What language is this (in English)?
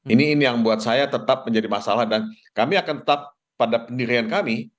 Indonesian